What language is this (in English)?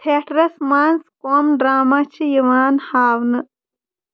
Kashmiri